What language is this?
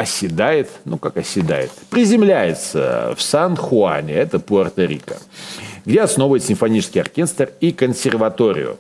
Russian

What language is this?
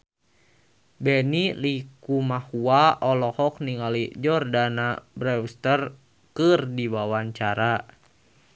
Sundanese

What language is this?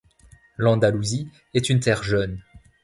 French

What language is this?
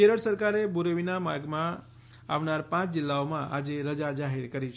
Gujarati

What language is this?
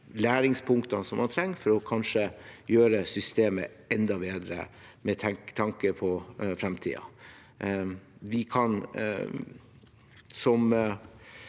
Norwegian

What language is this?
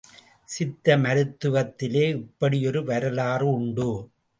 Tamil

